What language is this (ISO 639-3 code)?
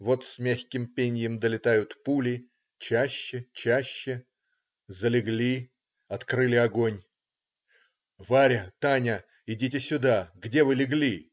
rus